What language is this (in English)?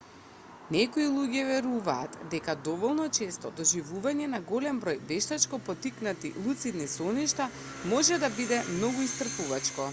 Macedonian